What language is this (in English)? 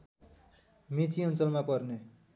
Nepali